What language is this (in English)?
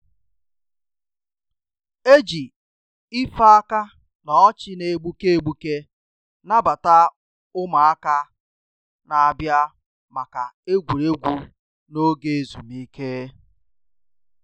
Igbo